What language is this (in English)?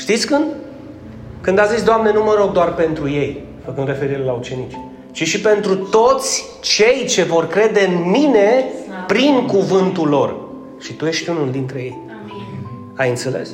Romanian